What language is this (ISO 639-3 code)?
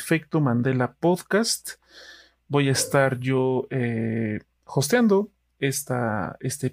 spa